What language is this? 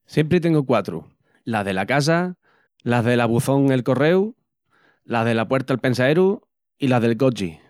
Extremaduran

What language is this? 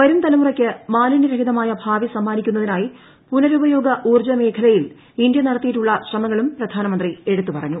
Malayalam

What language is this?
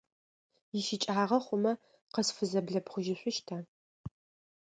Adyghe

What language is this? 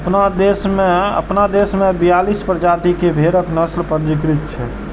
Maithili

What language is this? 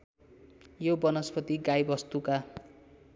Nepali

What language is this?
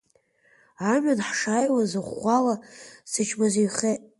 Abkhazian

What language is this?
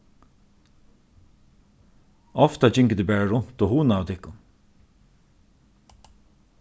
Faroese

